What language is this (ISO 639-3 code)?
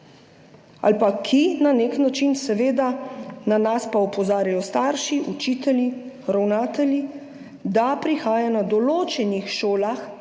slv